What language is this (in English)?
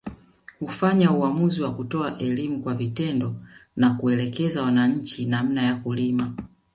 Swahili